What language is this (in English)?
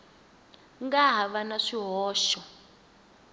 Tsonga